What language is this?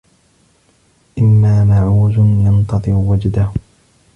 Arabic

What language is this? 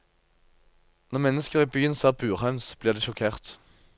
Norwegian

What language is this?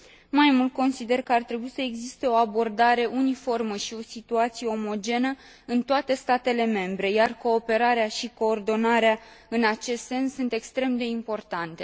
Romanian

